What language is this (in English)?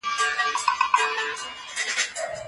Pashto